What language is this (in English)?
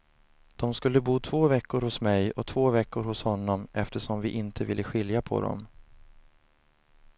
Swedish